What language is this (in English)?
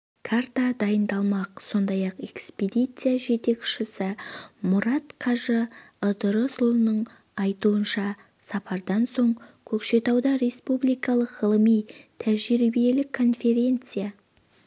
Kazakh